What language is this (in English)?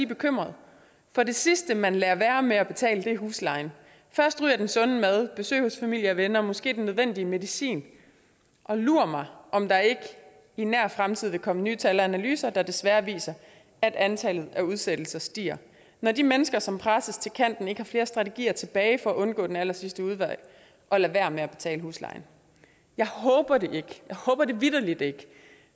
Danish